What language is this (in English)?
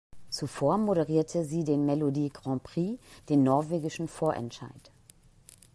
German